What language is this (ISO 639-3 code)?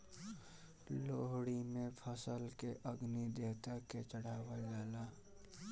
bho